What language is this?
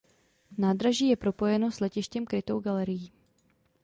Czech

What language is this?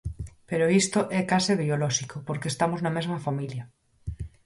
Galician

